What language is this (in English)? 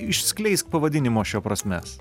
Lithuanian